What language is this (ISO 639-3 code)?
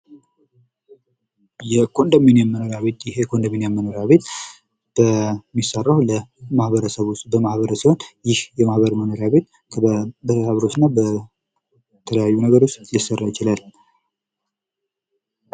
amh